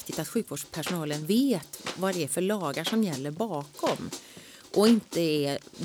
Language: Swedish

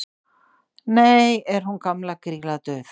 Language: Icelandic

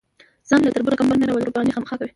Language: Pashto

